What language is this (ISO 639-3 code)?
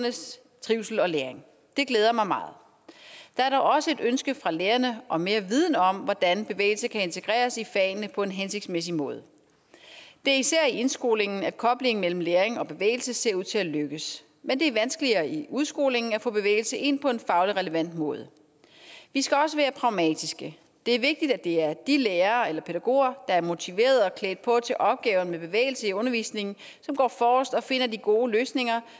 dan